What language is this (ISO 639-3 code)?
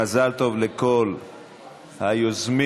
heb